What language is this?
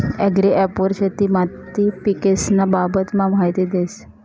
Marathi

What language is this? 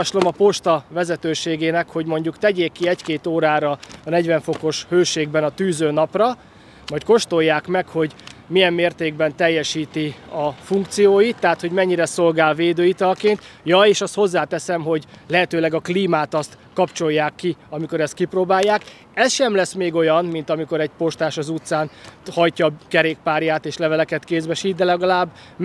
Hungarian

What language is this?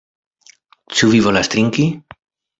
Esperanto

